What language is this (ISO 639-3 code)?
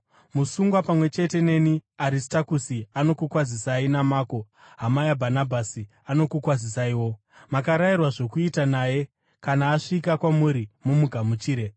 sna